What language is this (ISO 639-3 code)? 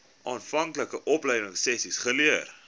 afr